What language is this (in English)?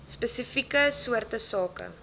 Afrikaans